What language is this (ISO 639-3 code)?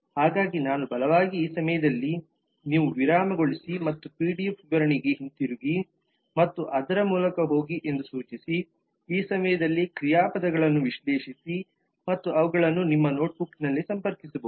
kan